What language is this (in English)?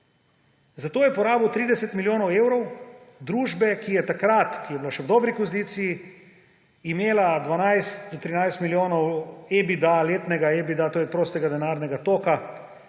Slovenian